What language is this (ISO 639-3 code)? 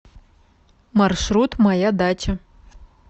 rus